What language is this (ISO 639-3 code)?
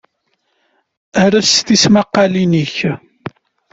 kab